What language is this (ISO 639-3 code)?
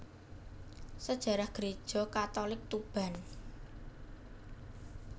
jav